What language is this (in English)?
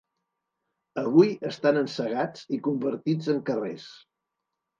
Catalan